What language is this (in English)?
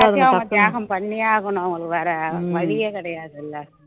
Tamil